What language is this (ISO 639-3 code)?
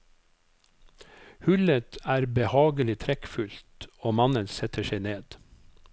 nor